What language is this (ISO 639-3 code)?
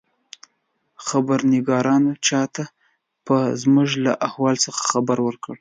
pus